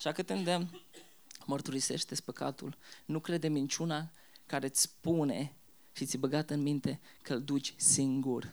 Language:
Romanian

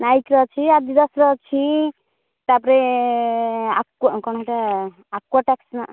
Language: Odia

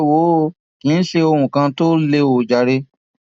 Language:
Yoruba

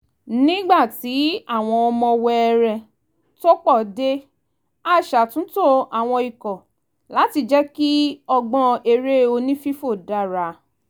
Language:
Yoruba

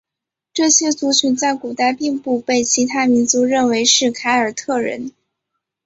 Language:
Chinese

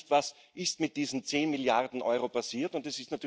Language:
German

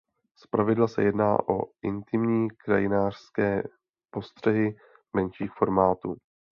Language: Czech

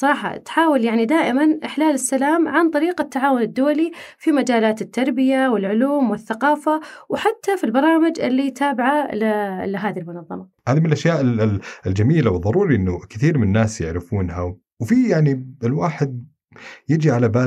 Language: Arabic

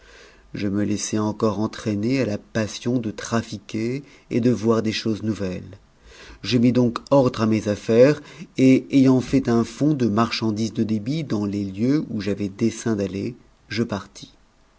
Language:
French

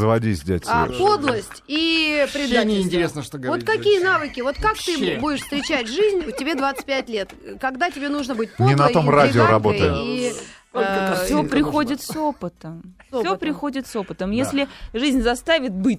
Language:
Russian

